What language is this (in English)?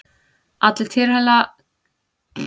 Icelandic